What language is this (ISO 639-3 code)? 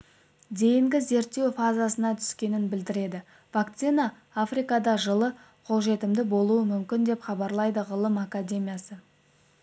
kaz